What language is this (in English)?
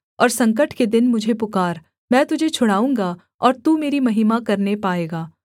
Hindi